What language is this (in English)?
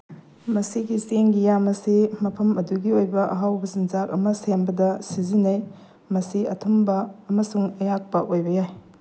Manipuri